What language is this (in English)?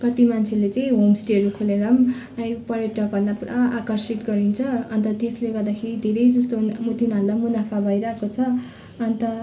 Nepali